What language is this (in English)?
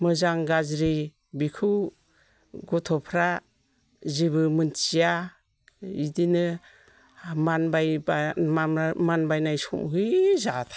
Bodo